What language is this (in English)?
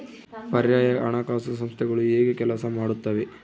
Kannada